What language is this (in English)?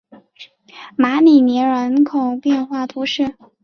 Chinese